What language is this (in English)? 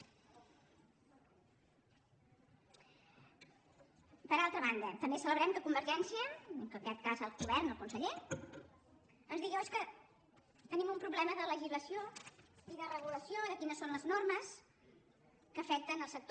Catalan